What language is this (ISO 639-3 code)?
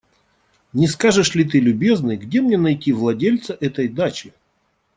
rus